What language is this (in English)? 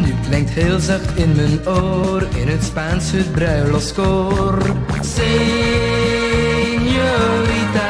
Dutch